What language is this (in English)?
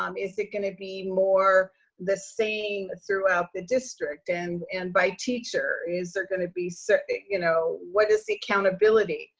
English